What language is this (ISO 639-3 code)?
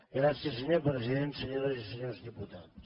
cat